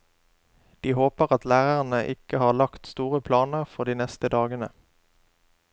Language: Norwegian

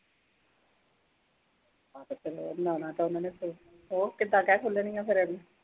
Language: Punjabi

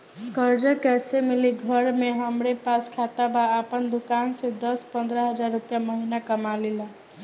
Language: Bhojpuri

